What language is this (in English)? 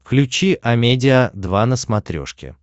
Russian